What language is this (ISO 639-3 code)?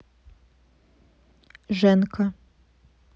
rus